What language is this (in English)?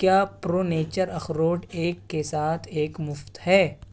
Urdu